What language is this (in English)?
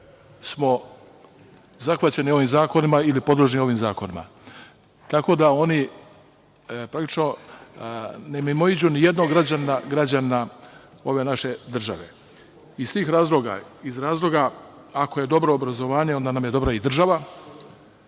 Serbian